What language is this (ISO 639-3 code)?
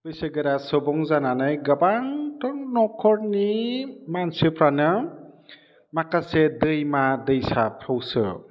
brx